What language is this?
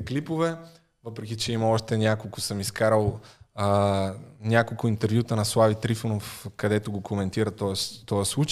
Bulgarian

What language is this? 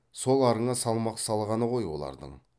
Kazakh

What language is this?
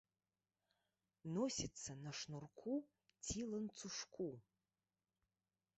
Belarusian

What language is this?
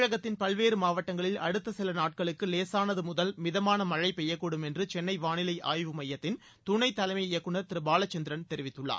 Tamil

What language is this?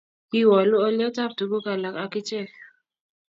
Kalenjin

